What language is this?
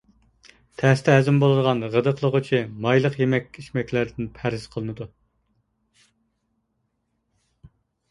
Uyghur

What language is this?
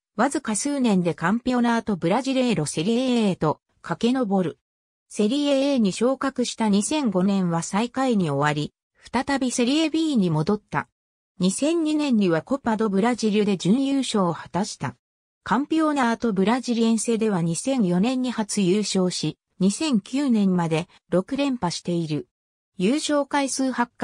Japanese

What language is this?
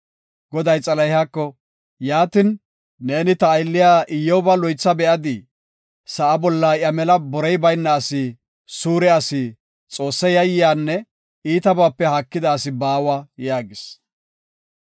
Gofa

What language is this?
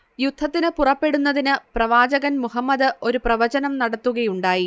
Malayalam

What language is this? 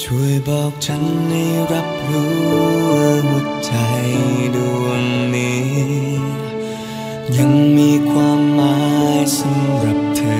Thai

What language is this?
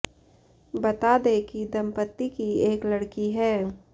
Hindi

